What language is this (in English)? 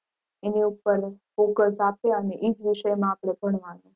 Gujarati